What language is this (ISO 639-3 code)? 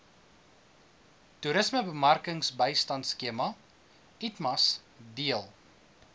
afr